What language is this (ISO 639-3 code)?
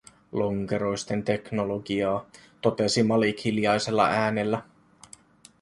fin